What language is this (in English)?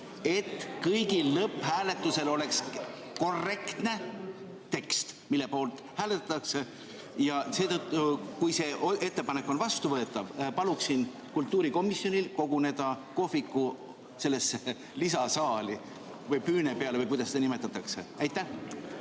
Estonian